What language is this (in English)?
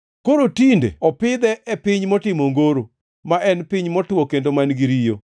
Luo (Kenya and Tanzania)